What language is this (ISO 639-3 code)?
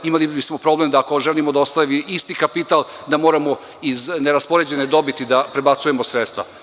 srp